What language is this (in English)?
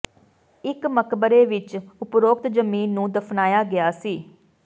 Punjabi